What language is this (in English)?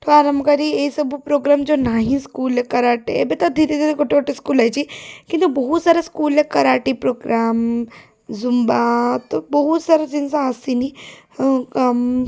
Odia